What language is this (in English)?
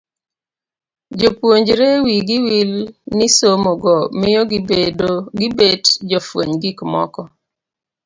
Luo (Kenya and Tanzania)